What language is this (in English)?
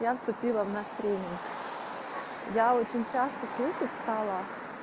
Russian